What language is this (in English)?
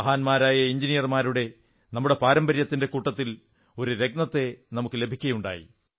Malayalam